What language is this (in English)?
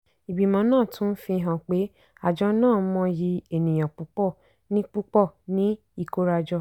Yoruba